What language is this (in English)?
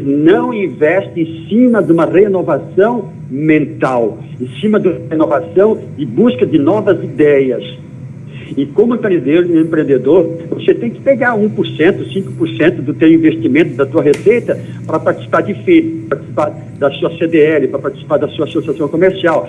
Portuguese